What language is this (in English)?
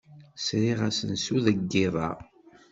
Kabyle